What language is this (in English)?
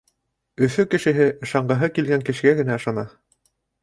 Bashkir